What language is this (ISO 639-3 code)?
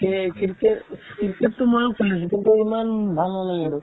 asm